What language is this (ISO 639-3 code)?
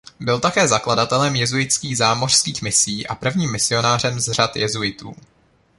ces